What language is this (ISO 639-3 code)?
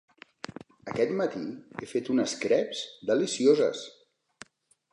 cat